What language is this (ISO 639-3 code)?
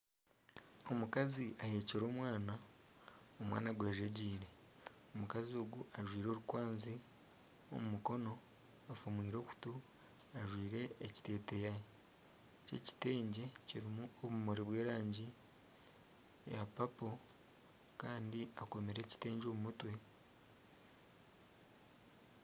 nyn